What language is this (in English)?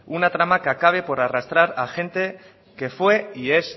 Spanish